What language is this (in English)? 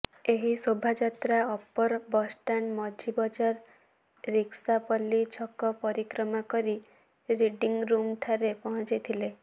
Odia